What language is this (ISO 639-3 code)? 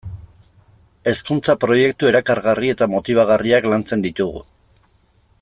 eus